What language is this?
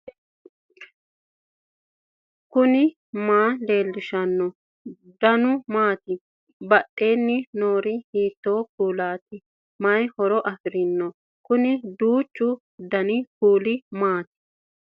Sidamo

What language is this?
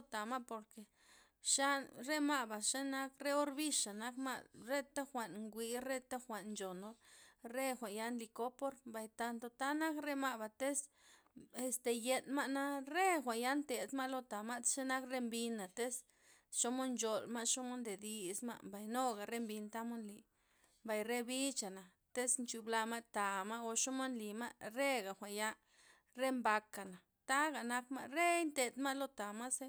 Loxicha Zapotec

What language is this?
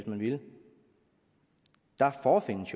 Danish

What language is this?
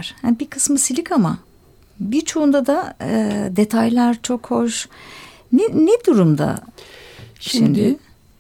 Turkish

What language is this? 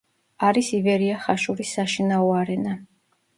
Georgian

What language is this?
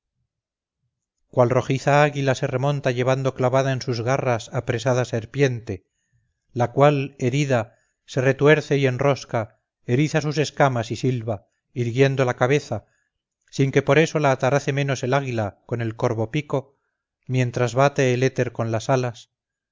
Spanish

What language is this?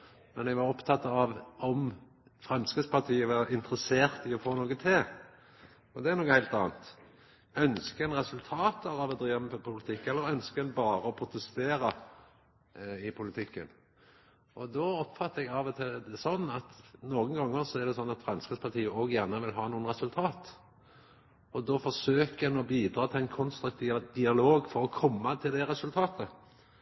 Norwegian Nynorsk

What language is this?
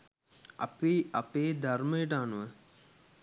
Sinhala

